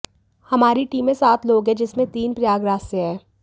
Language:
Hindi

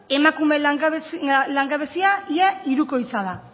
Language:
Basque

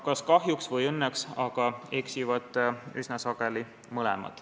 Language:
Estonian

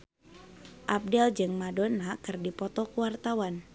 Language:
Sundanese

